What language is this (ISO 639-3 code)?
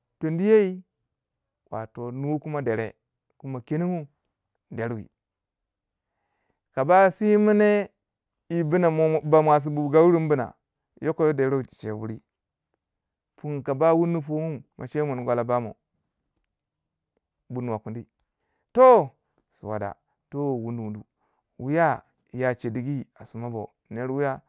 wja